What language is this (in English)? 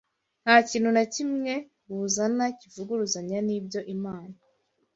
Kinyarwanda